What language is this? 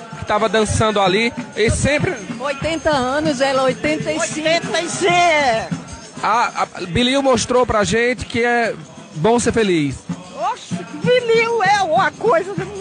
Portuguese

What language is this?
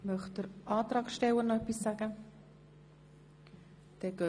Swiss German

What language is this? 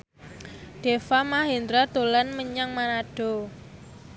Javanese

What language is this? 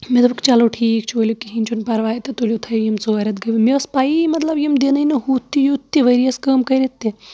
Kashmiri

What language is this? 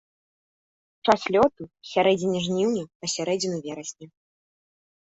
Belarusian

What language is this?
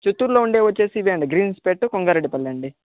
Telugu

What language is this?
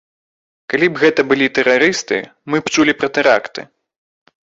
Belarusian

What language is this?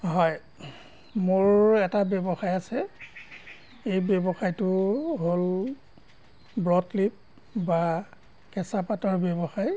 Assamese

